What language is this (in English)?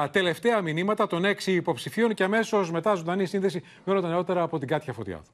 Greek